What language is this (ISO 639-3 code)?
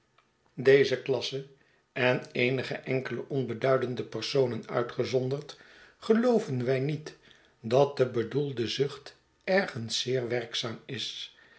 nld